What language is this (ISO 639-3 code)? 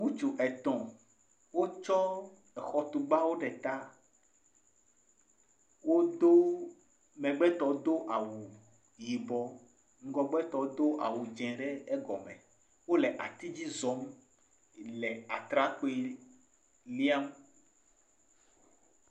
ewe